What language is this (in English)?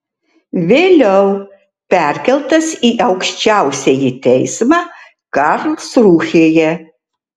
Lithuanian